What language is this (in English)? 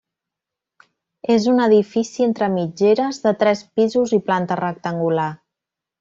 Catalan